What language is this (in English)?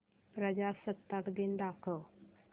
Marathi